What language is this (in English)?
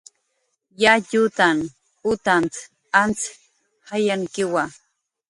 Jaqaru